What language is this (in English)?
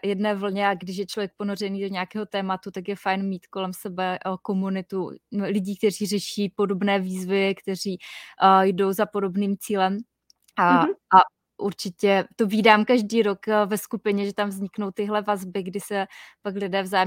Czech